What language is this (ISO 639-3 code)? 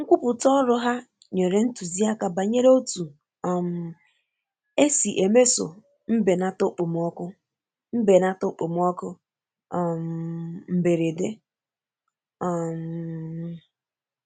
ibo